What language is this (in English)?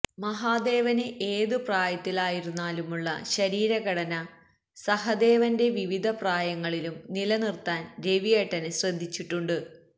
Malayalam